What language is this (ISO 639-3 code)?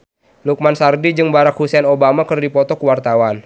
sun